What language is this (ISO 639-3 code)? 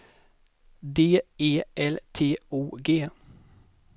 swe